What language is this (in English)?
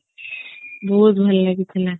Odia